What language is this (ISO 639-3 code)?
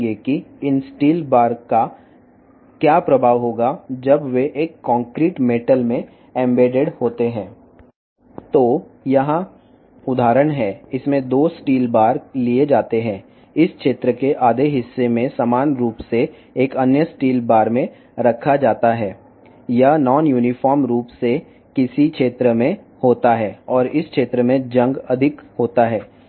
tel